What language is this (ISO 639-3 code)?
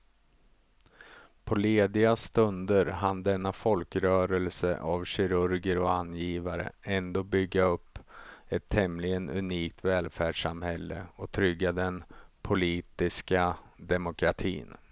swe